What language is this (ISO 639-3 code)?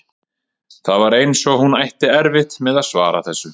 isl